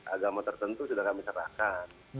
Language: Indonesian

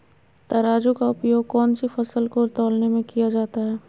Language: Magahi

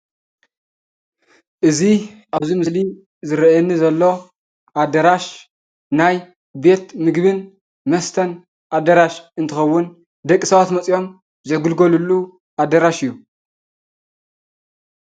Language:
Tigrinya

